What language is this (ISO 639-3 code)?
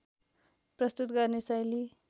nep